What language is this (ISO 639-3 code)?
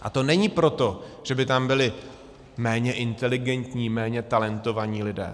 ces